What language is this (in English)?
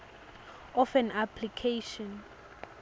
Swati